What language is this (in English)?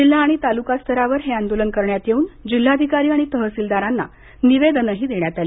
Marathi